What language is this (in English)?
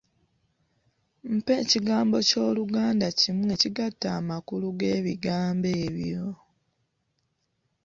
Ganda